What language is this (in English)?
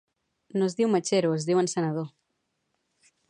Catalan